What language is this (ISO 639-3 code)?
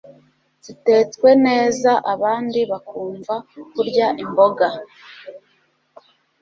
kin